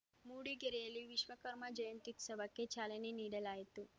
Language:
Kannada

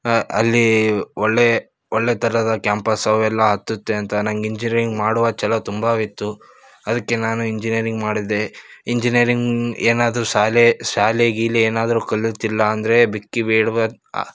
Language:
Kannada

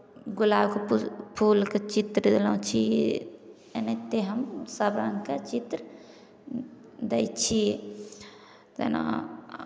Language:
Maithili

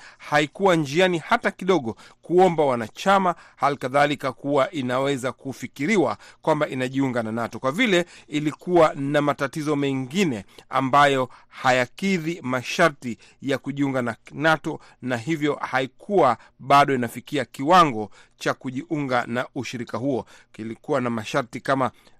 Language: Swahili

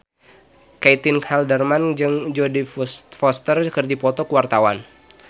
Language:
Sundanese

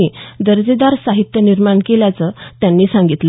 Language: Marathi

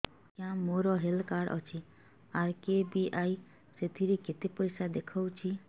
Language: Odia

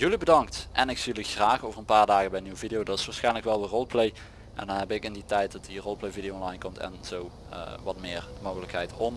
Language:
Dutch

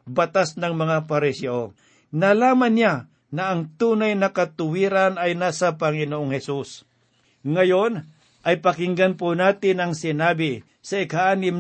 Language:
Filipino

